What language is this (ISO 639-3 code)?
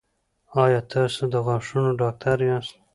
pus